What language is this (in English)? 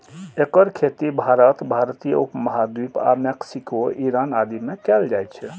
Maithili